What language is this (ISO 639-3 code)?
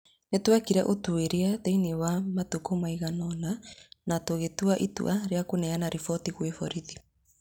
kik